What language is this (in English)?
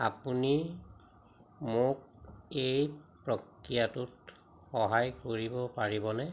Assamese